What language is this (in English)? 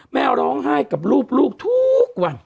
Thai